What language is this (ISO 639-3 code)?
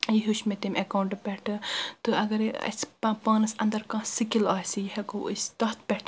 kas